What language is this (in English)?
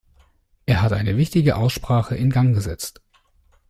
German